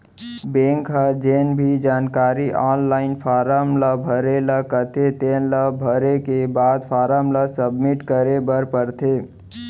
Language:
Chhattisgarhi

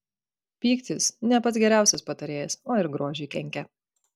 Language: Lithuanian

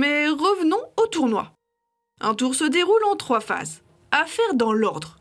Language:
French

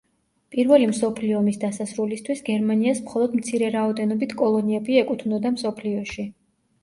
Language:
Georgian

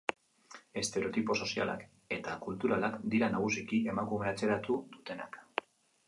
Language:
Basque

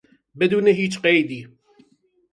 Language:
Persian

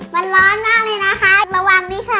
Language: Thai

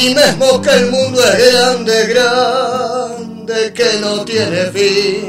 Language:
Spanish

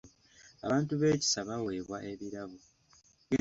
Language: Ganda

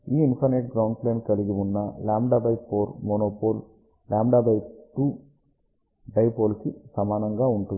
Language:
Telugu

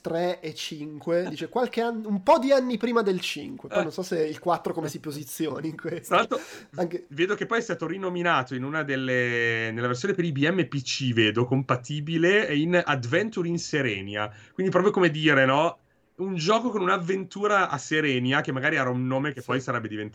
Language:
Italian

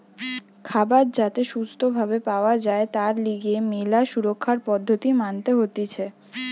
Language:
Bangla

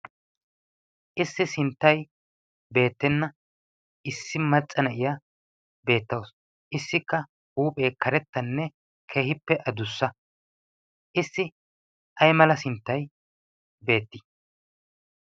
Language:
Wolaytta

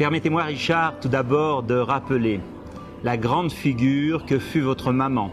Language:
French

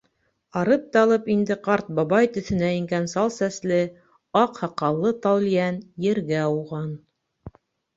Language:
Bashkir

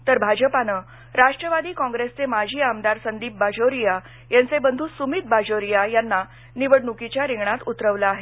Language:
Marathi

